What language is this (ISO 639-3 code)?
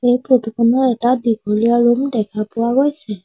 asm